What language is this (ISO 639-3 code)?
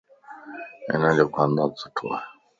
lss